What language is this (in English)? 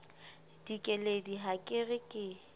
Southern Sotho